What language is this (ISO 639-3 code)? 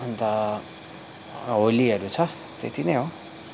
nep